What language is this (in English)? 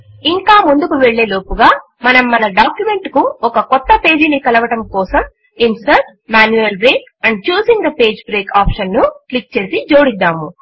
Telugu